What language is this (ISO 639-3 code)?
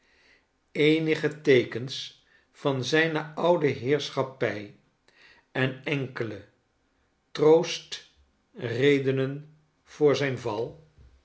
nld